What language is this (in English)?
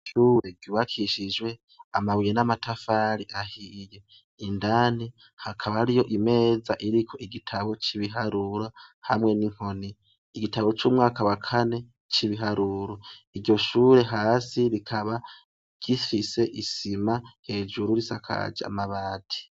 Rundi